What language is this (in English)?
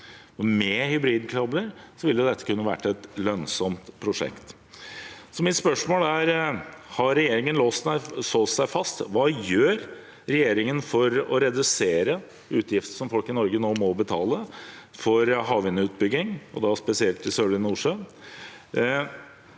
Norwegian